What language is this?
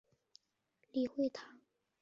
Chinese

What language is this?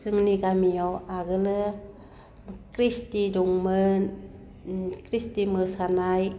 Bodo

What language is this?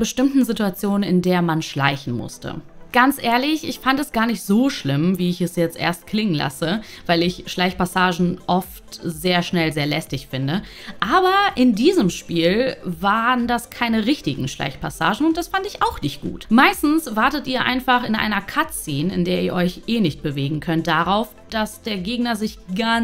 German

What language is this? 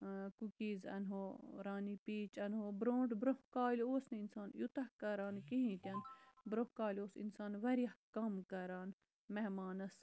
Kashmiri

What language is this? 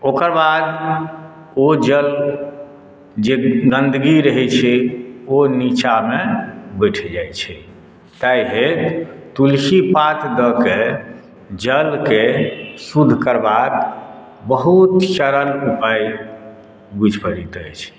Maithili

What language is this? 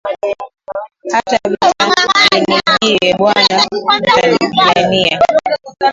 Swahili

